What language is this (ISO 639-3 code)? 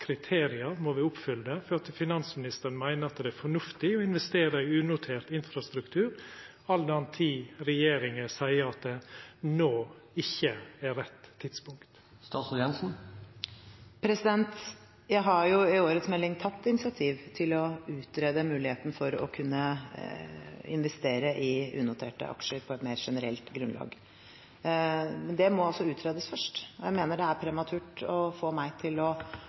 nor